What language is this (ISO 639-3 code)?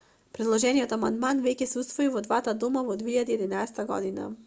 mkd